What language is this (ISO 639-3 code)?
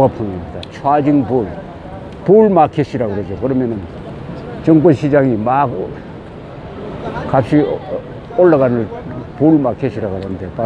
kor